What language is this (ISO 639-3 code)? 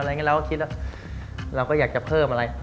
tha